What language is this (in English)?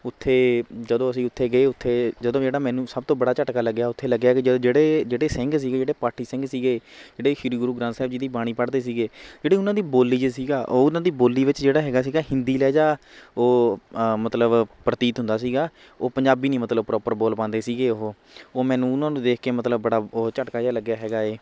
Punjabi